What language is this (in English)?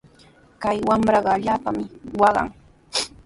Sihuas Ancash Quechua